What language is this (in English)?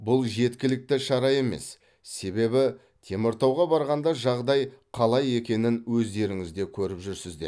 Kazakh